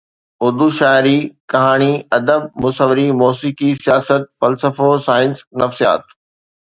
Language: Sindhi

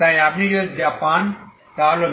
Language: Bangla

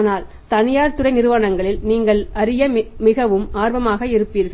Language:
Tamil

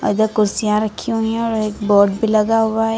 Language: Hindi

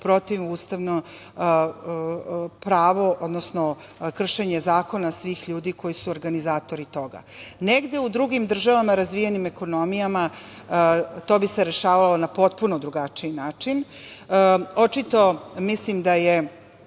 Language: Serbian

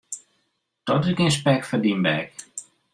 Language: Western Frisian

